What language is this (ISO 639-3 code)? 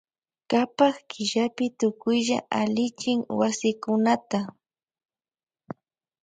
qvj